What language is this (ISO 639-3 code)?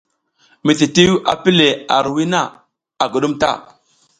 giz